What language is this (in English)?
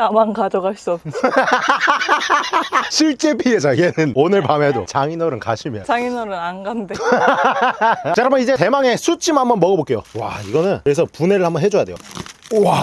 Korean